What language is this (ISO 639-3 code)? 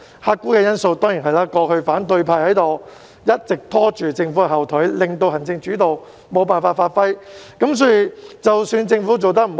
yue